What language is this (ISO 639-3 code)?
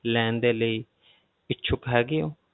pan